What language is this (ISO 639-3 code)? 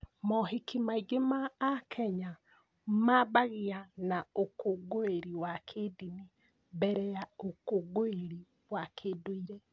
kik